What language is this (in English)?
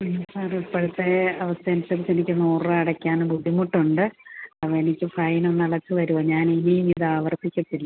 Malayalam